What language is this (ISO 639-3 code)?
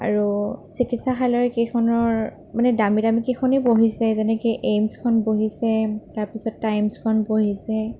asm